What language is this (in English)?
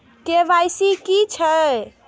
Maithili